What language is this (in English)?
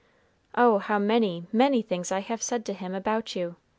English